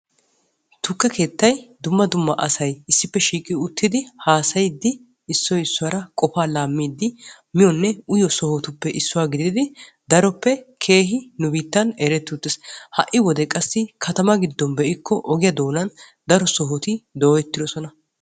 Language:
Wolaytta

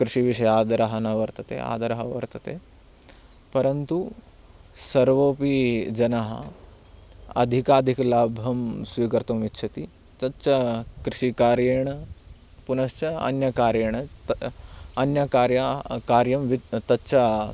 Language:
Sanskrit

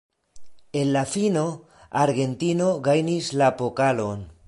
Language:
Esperanto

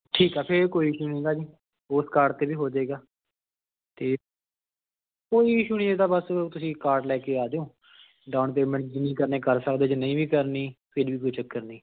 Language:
Punjabi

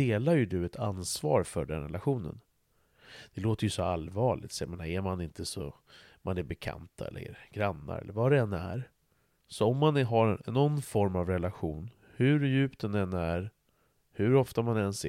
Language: Swedish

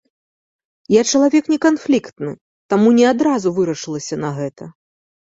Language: Belarusian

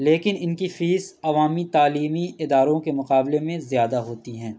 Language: Urdu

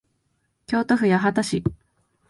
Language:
Japanese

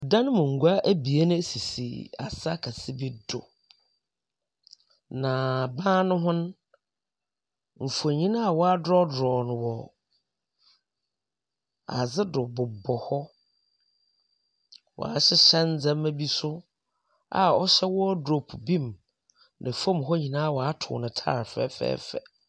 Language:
Akan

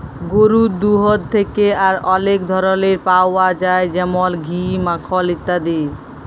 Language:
Bangla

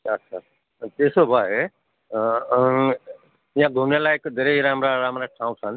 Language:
Nepali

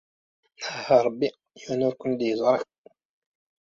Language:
Kabyle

